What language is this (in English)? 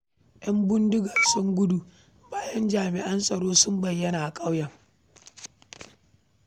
Hausa